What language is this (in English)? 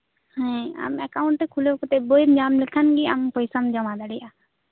Santali